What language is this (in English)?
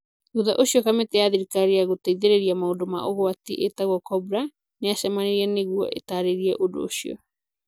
Kikuyu